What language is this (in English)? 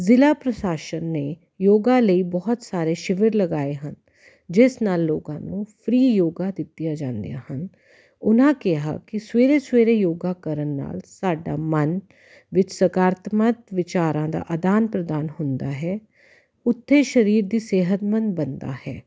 Punjabi